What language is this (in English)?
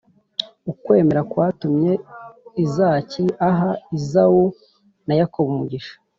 Kinyarwanda